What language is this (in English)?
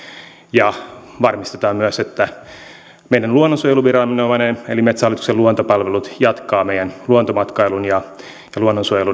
Finnish